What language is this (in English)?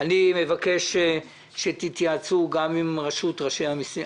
Hebrew